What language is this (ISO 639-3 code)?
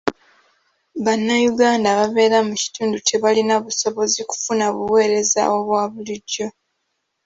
lug